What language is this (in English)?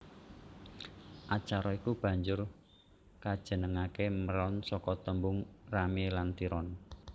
Javanese